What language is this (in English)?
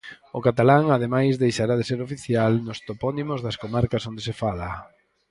Galician